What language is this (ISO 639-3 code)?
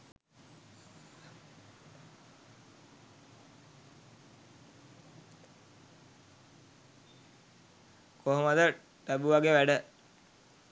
sin